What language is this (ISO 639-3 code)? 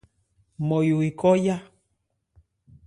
ebr